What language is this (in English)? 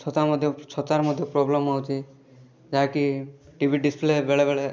Odia